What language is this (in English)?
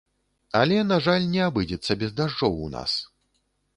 Belarusian